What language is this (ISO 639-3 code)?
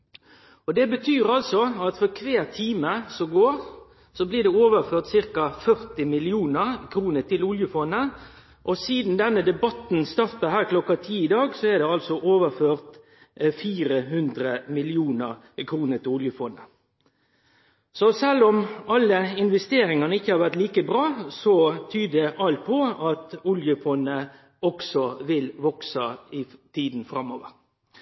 nno